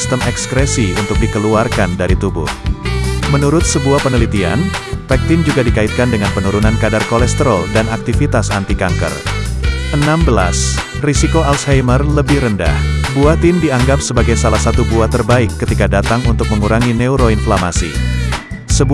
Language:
Indonesian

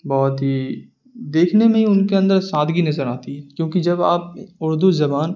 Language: Urdu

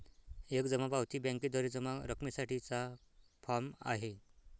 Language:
Marathi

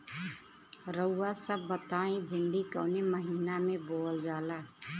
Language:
Bhojpuri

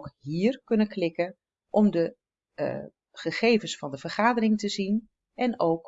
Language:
Dutch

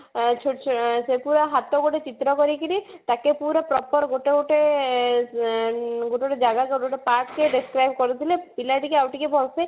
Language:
Odia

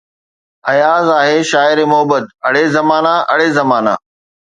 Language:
Sindhi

